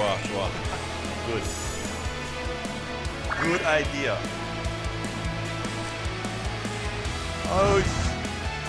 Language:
Korean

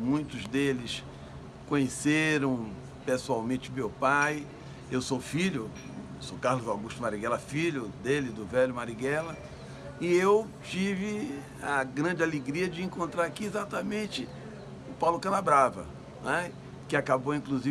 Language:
Portuguese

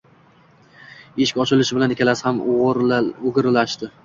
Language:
Uzbek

